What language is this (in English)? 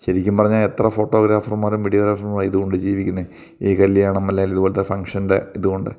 Malayalam